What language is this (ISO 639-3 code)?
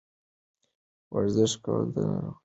pus